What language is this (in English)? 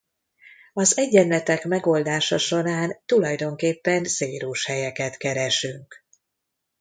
Hungarian